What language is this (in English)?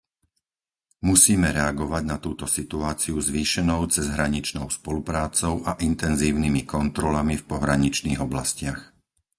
Slovak